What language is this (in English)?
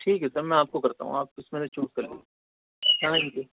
Urdu